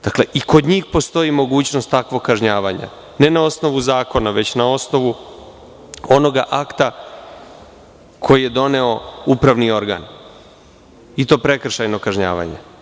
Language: Serbian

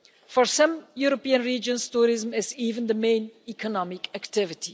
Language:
English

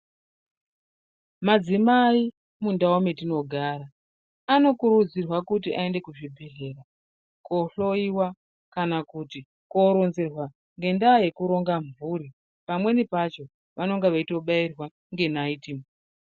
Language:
Ndau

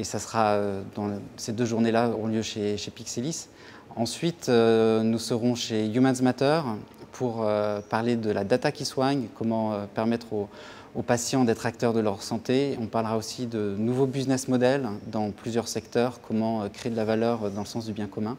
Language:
French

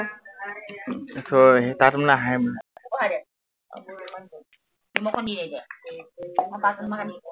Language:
Assamese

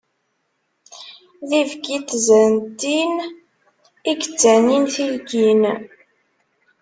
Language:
Kabyle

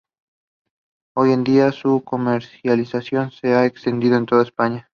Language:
Spanish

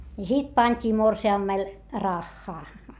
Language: Finnish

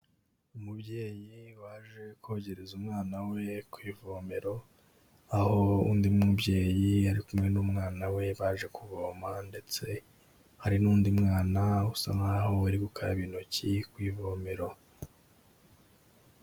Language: Kinyarwanda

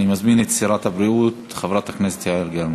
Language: Hebrew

